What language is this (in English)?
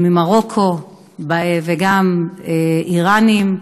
Hebrew